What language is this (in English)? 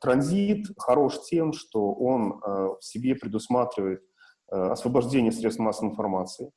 Russian